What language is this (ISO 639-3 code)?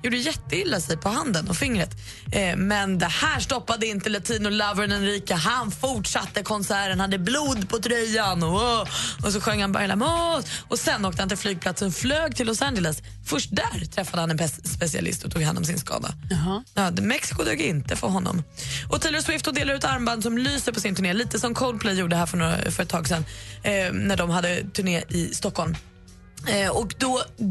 swe